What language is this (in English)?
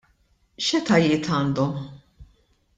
Maltese